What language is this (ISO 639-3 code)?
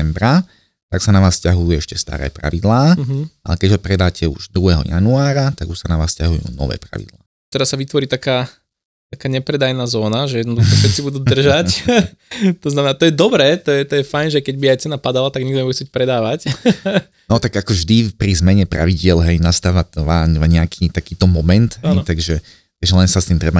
slk